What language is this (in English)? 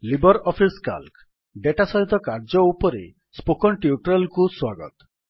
Odia